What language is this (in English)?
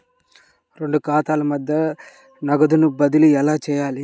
Telugu